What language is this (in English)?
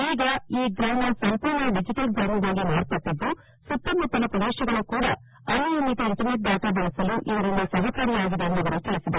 Kannada